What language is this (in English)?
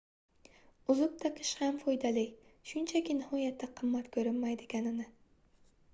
Uzbek